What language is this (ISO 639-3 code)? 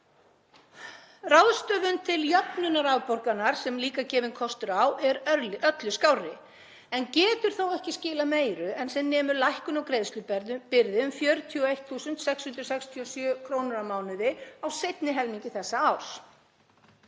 isl